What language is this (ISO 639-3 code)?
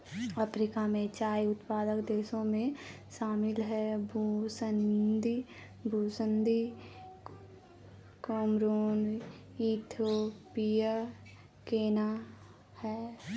hin